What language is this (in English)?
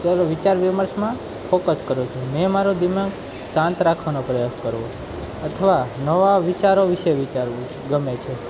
Gujarati